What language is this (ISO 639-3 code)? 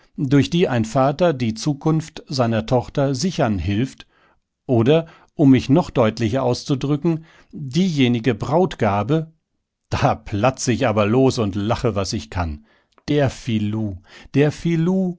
deu